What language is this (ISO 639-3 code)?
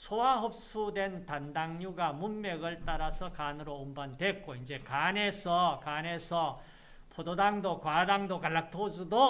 kor